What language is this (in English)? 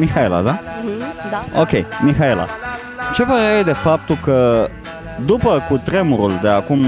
Romanian